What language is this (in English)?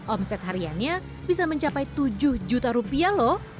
Indonesian